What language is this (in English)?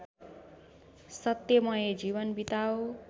Nepali